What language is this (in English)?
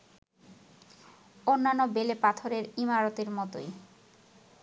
Bangla